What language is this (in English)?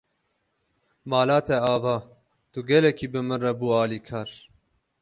Kurdish